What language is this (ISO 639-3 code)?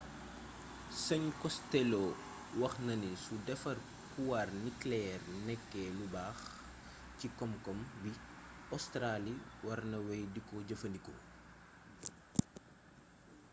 wol